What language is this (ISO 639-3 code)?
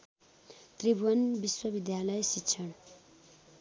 nep